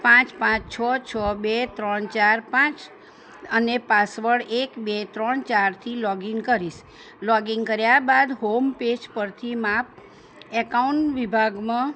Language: Gujarati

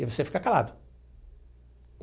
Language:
Portuguese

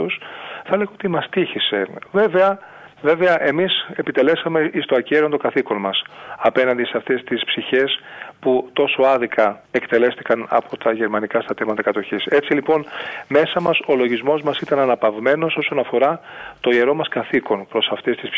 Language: Greek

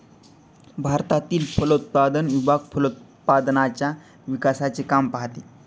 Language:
Marathi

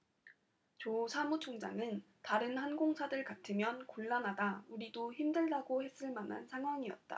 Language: Korean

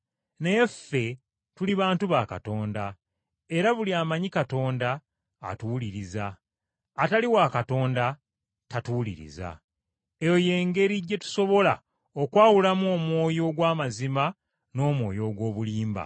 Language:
Ganda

